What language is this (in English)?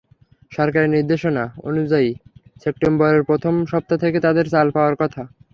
Bangla